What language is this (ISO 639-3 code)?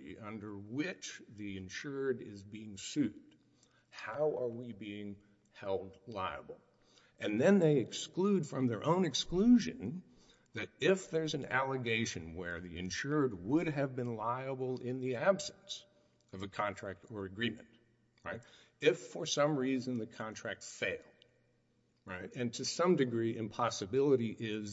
eng